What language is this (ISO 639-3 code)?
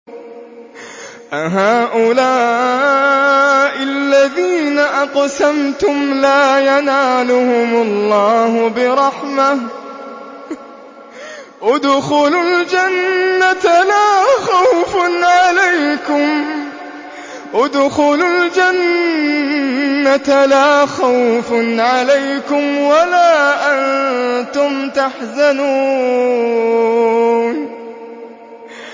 ara